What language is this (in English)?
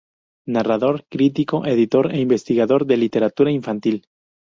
Spanish